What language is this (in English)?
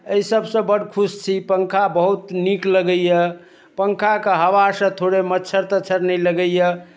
Maithili